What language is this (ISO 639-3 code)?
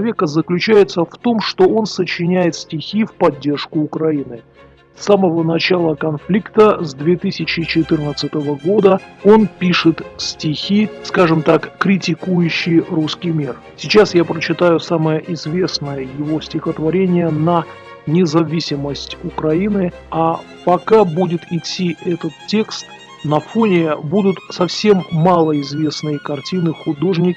rus